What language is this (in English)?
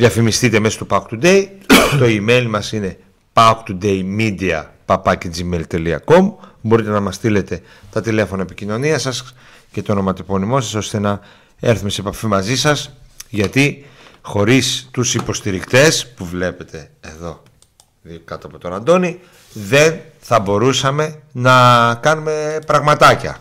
Greek